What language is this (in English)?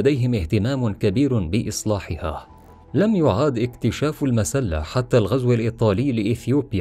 Arabic